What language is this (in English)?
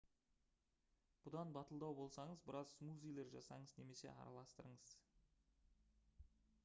Kazakh